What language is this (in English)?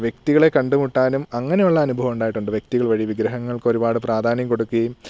Malayalam